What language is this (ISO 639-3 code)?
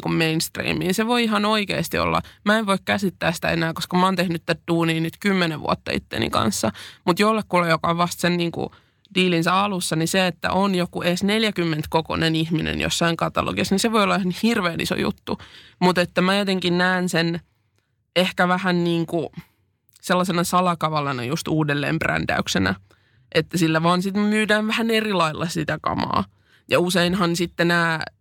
fin